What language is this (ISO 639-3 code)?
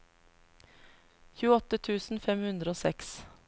nor